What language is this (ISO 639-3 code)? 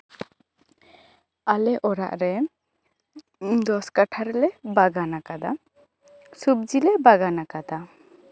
sat